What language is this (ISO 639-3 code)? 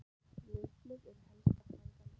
isl